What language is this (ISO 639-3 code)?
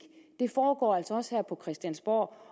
dan